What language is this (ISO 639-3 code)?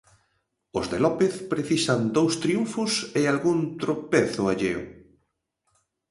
glg